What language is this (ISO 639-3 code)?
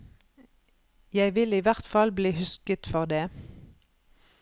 nor